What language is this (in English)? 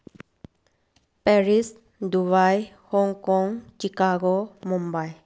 Manipuri